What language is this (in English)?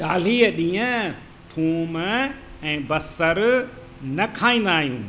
Sindhi